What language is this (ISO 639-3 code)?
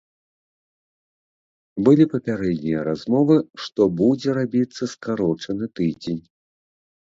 bel